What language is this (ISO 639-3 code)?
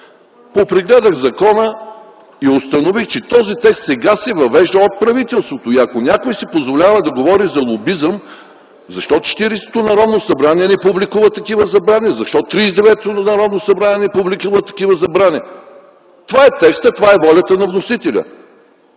bul